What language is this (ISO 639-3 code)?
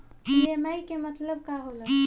bho